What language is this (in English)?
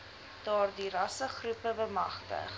Afrikaans